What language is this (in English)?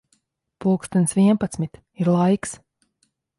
Latvian